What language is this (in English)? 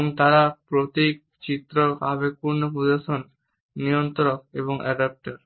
Bangla